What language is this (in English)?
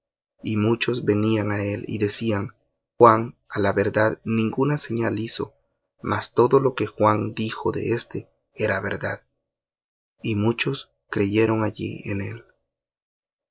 Spanish